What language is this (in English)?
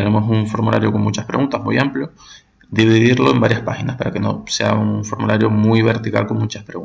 Spanish